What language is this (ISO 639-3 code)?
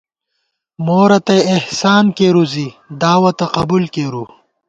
gwt